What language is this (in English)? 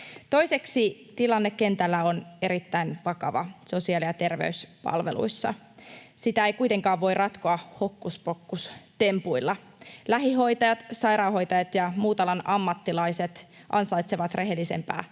Finnish